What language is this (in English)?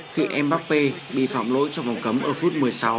Vietnamese